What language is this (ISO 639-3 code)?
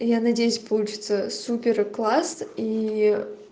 rus